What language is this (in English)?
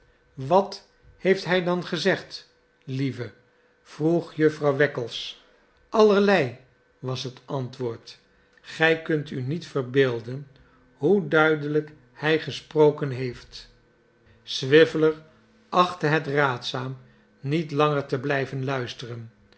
Dutch